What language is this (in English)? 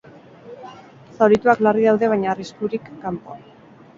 Basque